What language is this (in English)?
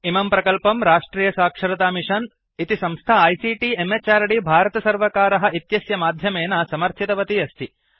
Sanskrit